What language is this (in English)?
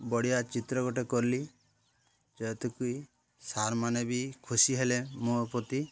Odia